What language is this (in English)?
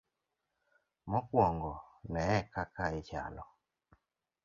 Luo (Kenya and Tanzania)